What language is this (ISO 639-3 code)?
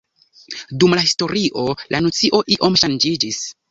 epo